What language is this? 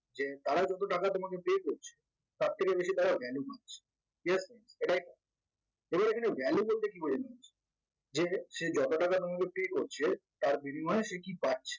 Bangla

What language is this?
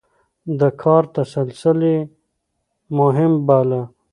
Pashto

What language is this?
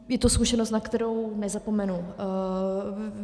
Czech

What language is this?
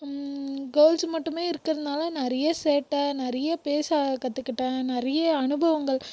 Tamil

